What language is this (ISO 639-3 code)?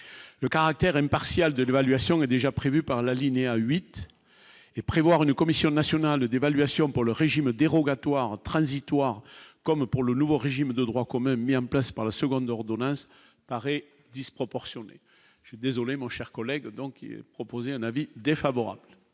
fra